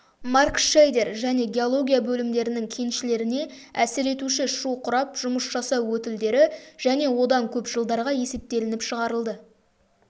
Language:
Kazakh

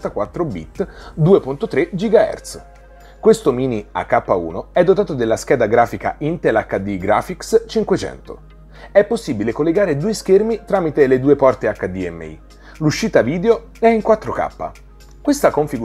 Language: Italian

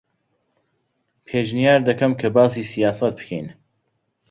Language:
Central Kurdish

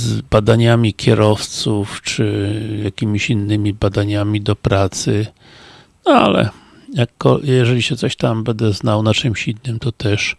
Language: Polish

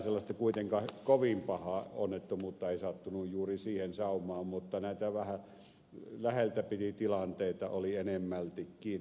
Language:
Finnish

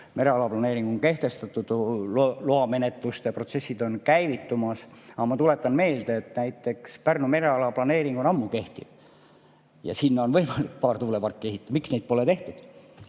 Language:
Estonian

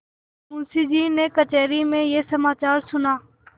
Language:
Hindi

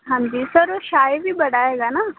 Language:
Punjabi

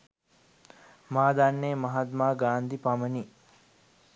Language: Sinhala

